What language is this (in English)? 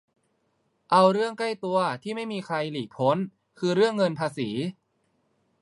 Thai